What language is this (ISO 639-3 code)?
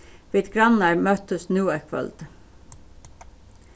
fao